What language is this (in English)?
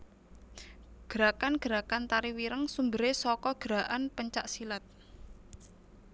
Javanese